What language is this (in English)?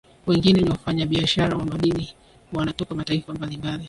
Swahili